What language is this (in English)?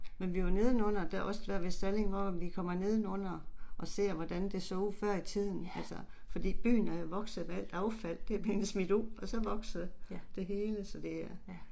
Danish